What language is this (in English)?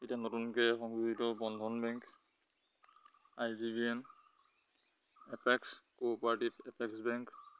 Assamese